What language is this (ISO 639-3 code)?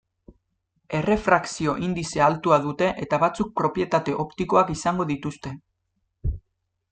eus